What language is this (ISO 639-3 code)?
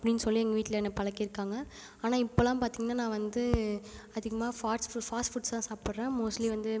tam